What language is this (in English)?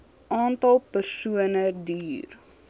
Afrikaans